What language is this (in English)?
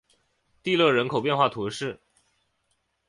Chinese